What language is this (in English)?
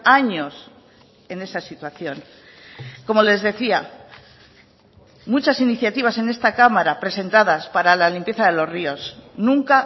Spanish